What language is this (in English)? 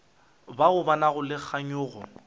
Northern Sotho